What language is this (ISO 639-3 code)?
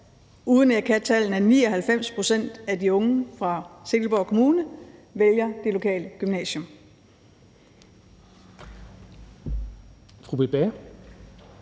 dan